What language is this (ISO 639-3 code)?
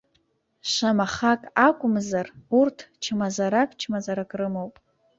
abk